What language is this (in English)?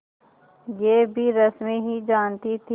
Hindi